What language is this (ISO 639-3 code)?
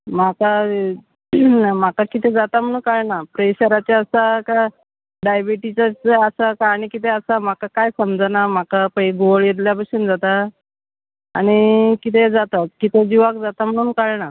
kok